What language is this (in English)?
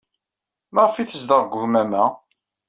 Kabyle